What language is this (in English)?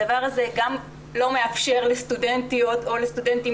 Hebrew